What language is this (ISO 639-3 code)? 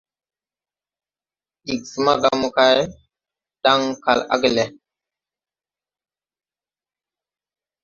tui